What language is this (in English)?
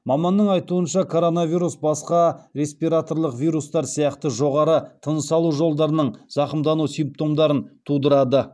Kazakh